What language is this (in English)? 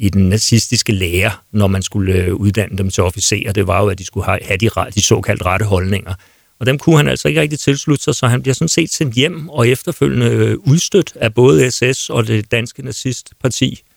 Danish